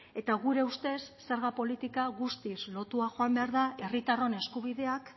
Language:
Basque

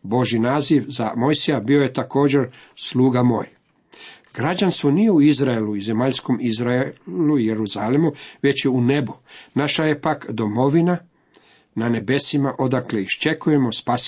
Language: Croatian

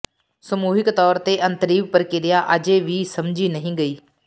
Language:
Punjabi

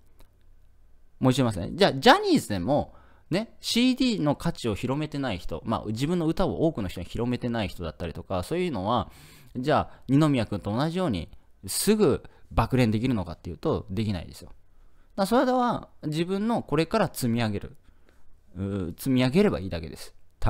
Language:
Japanese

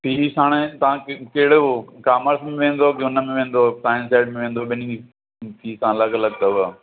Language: Sindhi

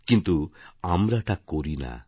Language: Bangla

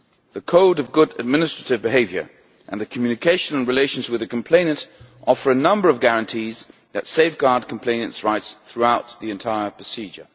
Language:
English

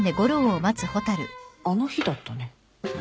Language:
Japanese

